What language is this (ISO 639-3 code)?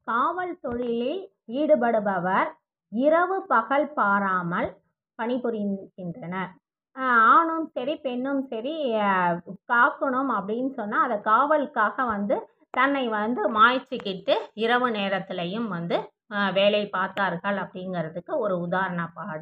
tam